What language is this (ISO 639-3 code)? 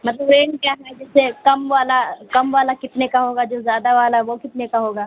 urd